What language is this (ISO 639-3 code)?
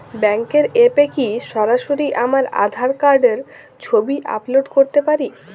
ben